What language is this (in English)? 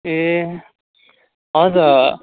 Nepali